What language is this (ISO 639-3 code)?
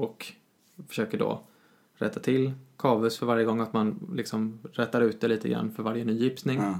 swe